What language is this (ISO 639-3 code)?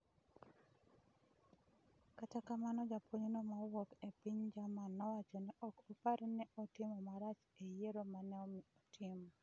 luo